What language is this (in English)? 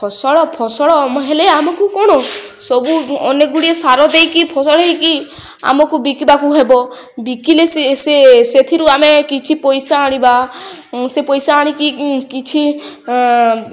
Odia